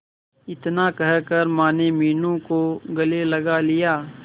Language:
Hindi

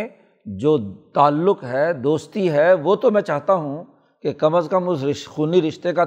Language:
Urdu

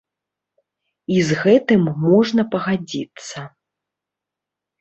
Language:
Belarusian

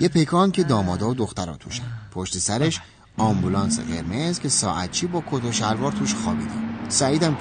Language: Persian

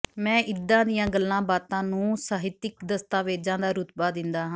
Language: Punjabi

